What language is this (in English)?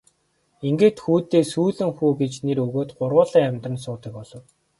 Mongolian